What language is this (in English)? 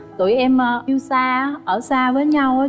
Vietnamese